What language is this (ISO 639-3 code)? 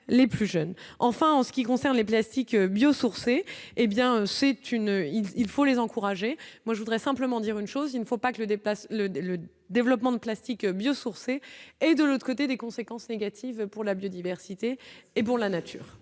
fra